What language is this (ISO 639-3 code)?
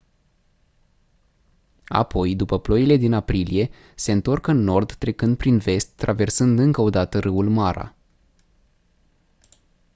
ron